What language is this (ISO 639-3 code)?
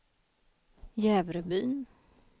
swe